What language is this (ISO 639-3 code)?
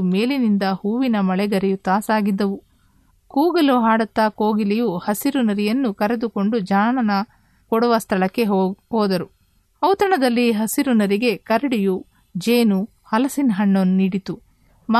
kan